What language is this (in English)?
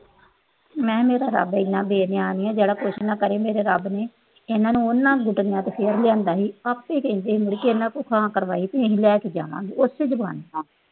Punjabi